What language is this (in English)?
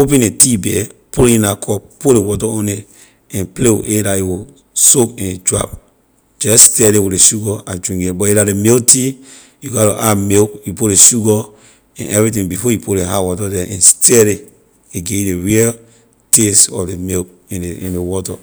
Liberian English